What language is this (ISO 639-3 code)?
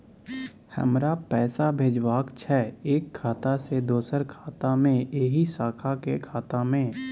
mai